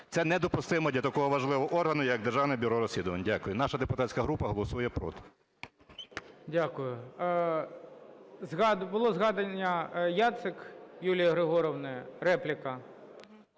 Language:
Ukrainian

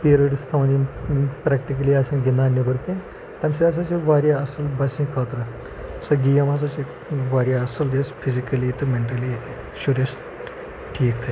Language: Kashmiri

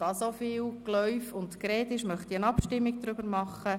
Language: Swiss German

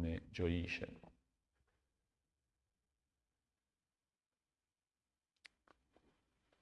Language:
Italian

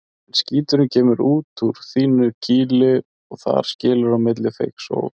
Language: Icelandic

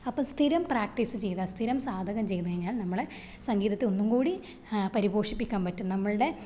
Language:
Malayalam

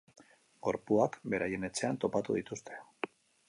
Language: Basque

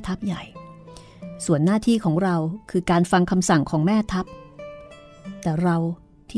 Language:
Thai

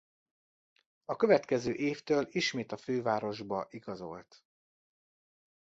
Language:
Hungarian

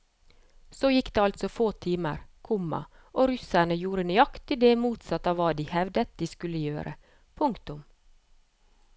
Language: Norwegian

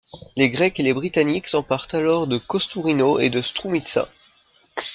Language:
French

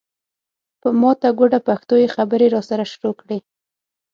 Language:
Pashto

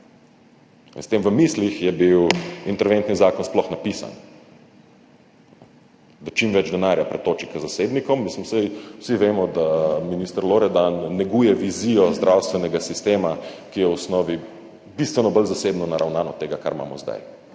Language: Slovenian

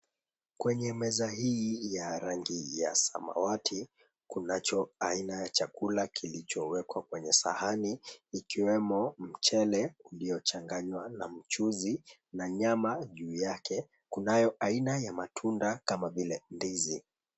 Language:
Swahili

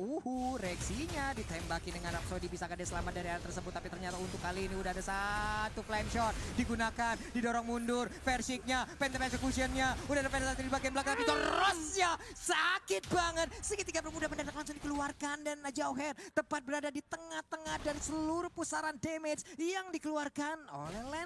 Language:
Indonesian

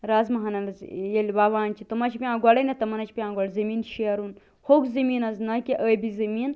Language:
Kashmiri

